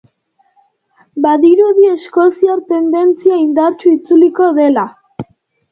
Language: Basque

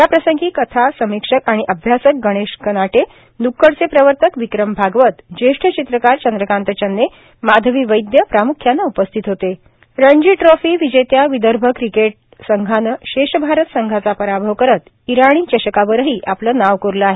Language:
Marathi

